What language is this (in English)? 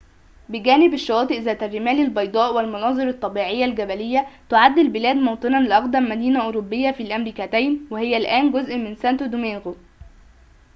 Arabic